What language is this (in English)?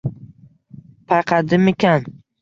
Uzbek